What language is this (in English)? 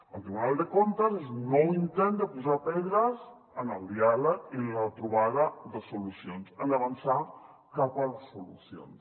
Catalan